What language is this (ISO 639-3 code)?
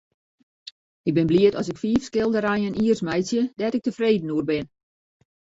fry